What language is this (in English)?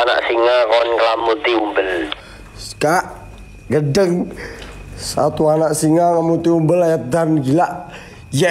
Indonesian